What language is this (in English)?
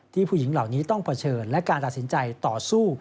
Thai